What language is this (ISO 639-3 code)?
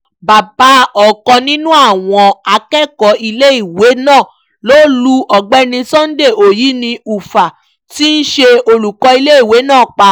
yor